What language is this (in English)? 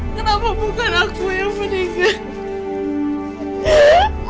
Indonesian